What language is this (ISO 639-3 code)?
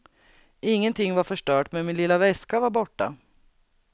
swe